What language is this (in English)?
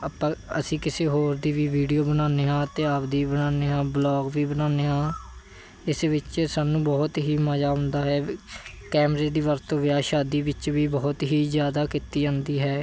Punjabi